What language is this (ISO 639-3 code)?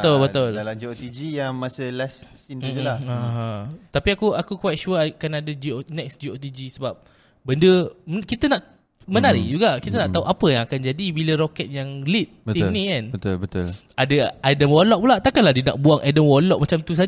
msa